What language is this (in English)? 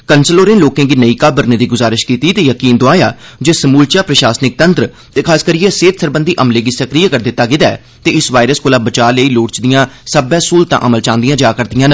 Dogri